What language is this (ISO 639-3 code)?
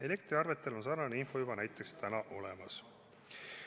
est